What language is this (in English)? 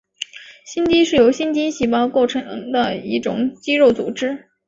Chinese